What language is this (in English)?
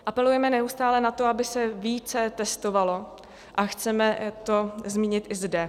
Czech